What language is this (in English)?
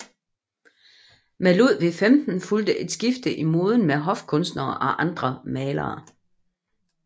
Danish